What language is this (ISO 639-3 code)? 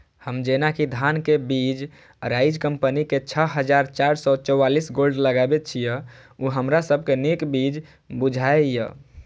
mai